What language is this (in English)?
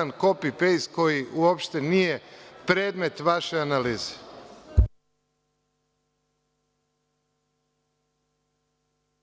Serbian